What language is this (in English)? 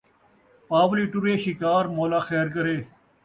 Saraiki